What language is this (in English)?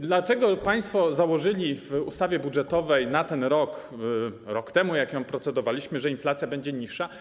Polish